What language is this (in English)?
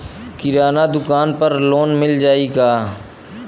Bhojpuri